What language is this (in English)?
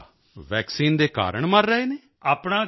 Punjabi